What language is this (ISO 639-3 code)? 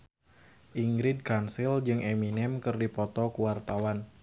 sun